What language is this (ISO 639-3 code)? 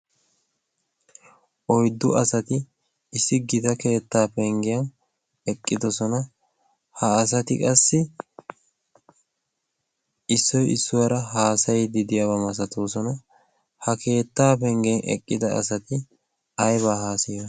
wal